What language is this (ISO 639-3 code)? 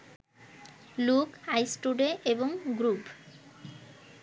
ben